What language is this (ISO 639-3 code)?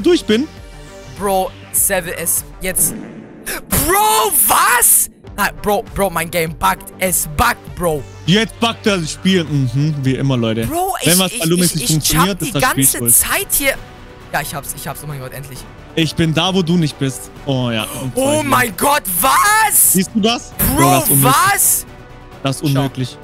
deu